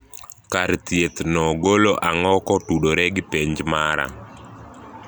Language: Luo (Kenya and Tanzania)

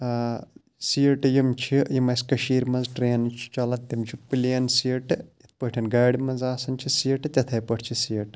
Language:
Kashmiri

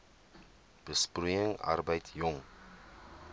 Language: Afrikaans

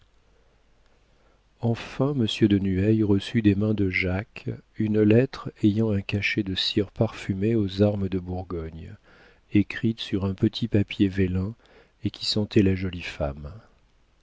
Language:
French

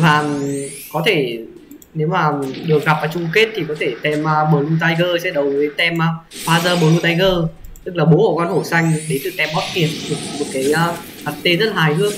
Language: Vietnamese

